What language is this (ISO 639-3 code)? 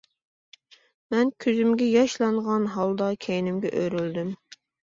uig